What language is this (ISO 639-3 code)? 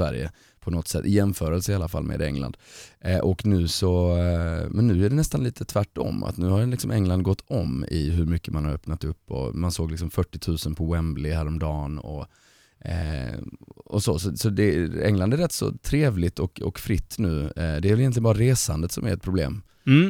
swe